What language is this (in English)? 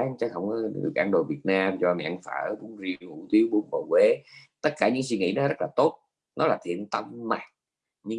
Vietnamese